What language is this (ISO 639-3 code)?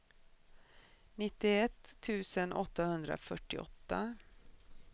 swe